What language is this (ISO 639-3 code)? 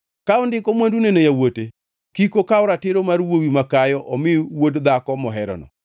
luo